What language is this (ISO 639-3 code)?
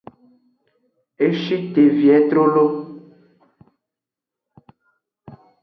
ajg